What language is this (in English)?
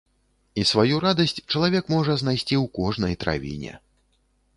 Belarusian